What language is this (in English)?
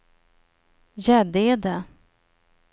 Swedish